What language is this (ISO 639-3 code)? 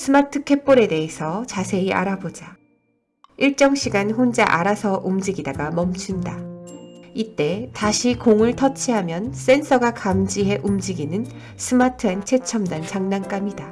kor